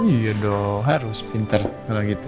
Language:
Indonesian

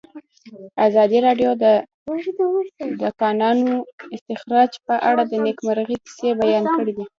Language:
Pashto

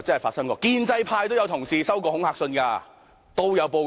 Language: Cantonese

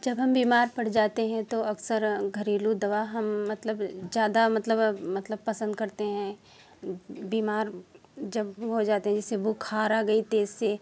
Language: Hindi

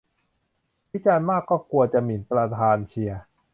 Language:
Thai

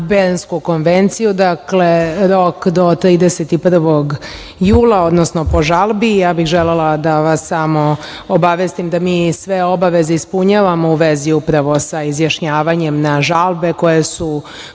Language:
Serbian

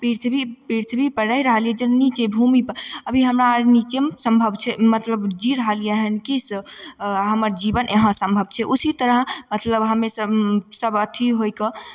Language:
Maithili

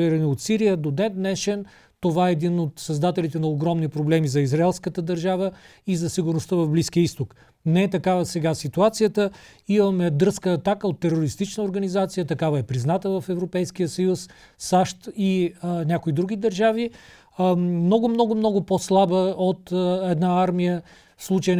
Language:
Bulgarian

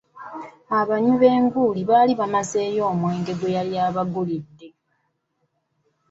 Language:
Ganda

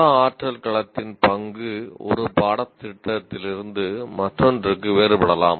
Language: Tamil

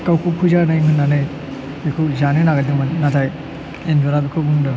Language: Bodo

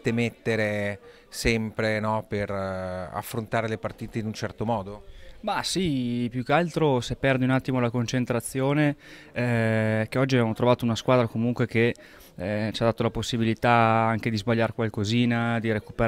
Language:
Italian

